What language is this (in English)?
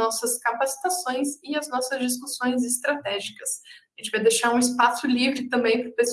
Portuguese